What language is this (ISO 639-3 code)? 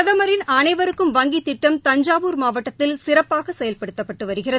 tam